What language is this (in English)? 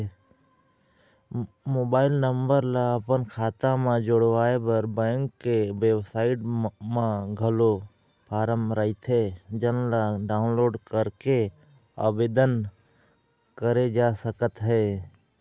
Chhattisgarhi